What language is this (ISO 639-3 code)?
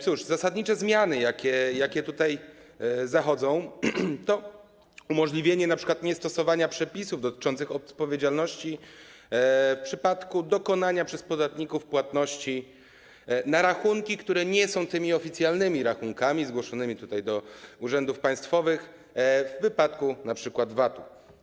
pol